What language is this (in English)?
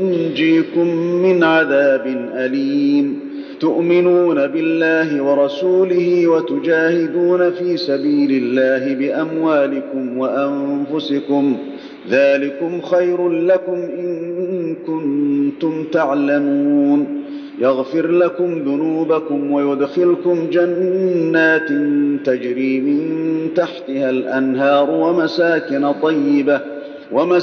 Arabic